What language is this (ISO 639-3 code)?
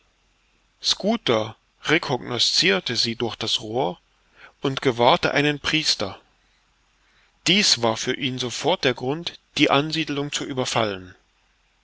deu